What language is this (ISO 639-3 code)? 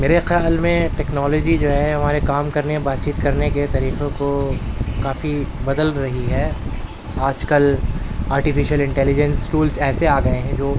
urd